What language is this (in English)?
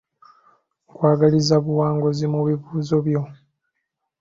Ganda